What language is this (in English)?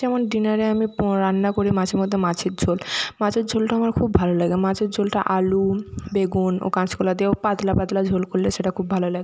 Bangla